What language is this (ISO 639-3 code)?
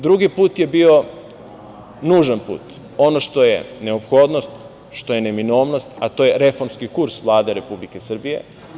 srp